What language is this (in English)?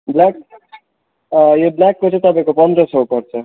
Nepali